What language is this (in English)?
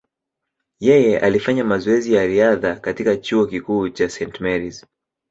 Swahili